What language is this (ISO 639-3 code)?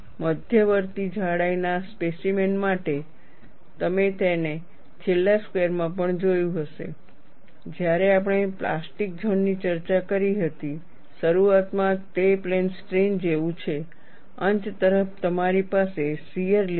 guj